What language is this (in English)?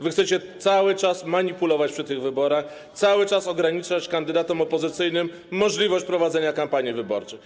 Polish